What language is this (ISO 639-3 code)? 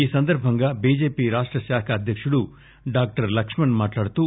tel